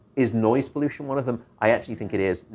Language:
English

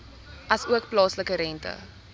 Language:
Afrikaans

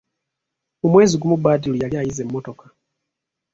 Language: Ganda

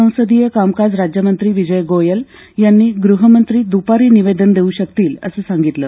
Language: Marathi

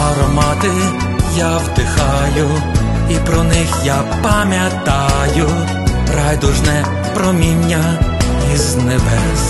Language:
Ukrainian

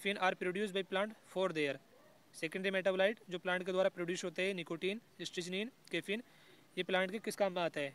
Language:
Hindi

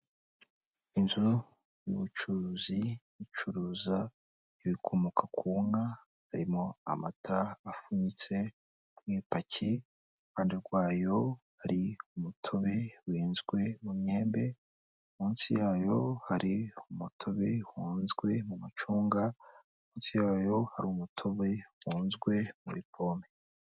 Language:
Kinyarwanda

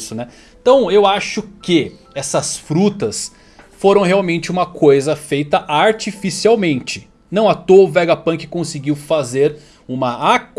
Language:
Portuguese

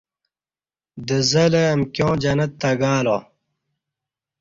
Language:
Kati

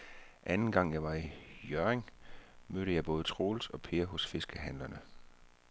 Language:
Danish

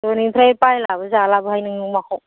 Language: Bodo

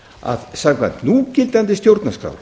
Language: Icelandic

